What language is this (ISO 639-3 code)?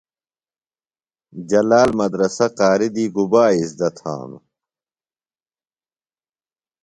phl